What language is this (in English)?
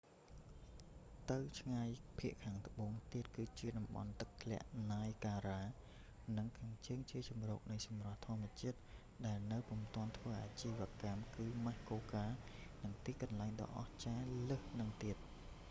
Khmer